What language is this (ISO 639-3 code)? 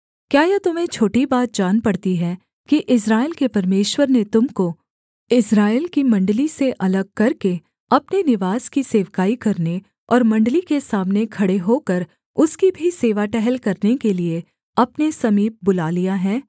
hin